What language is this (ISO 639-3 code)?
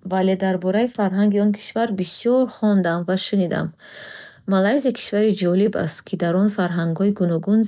bhh